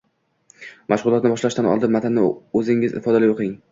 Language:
Uzbek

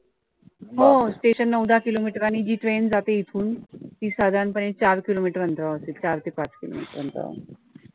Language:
Marathi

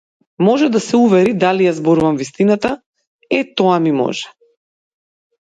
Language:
Macedonian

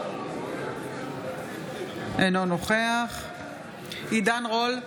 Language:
Hebrew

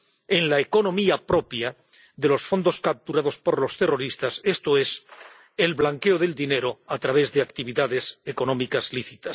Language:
Spanish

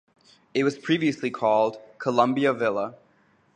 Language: English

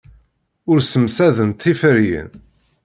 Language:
Kabyle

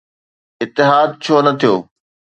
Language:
Sindhi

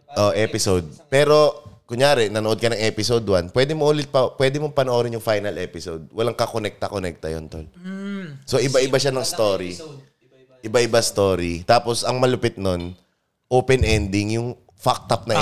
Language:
Filipino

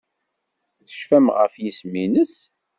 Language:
Kabyle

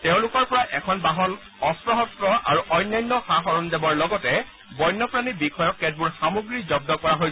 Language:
Assamese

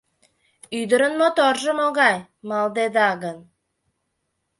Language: Mari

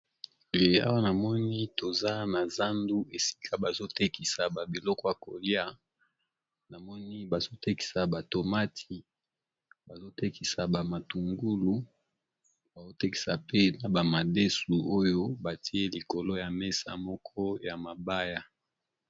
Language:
Lingala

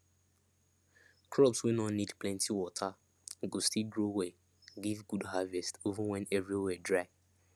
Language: Nigerian Pidgin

